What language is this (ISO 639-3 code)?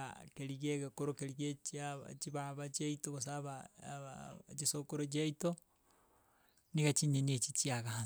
guz